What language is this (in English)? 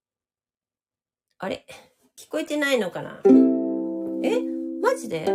Japanese